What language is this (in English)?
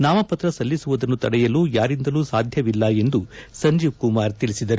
Kannada